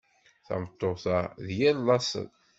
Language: Kabyle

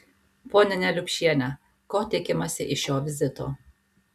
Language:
Lithuanian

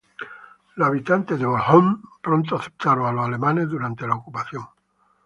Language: Spanish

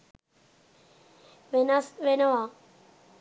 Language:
Sinhala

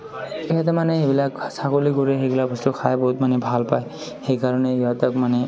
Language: Assamese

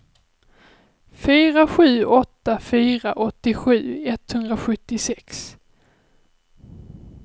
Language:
Swedish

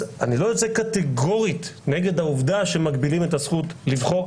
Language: Hebrew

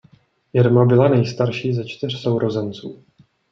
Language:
Czech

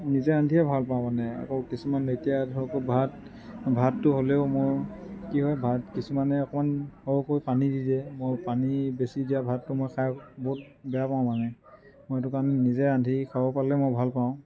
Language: Assamese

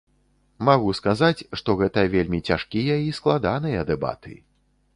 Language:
Belarusian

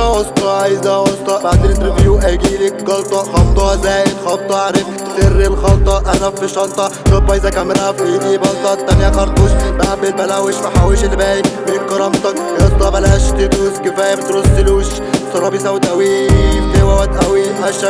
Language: Arabic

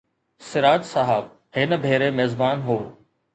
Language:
Sindhi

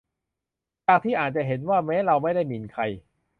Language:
Thai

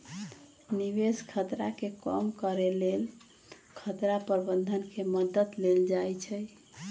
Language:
Magahi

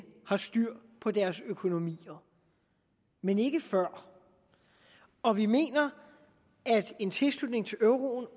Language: Danish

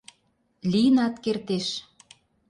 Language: Mari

